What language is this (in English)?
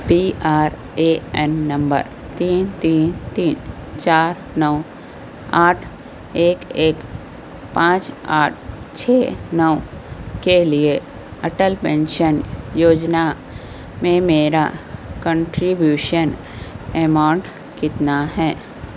Urdu